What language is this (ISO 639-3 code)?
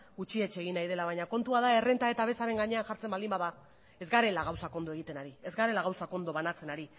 eus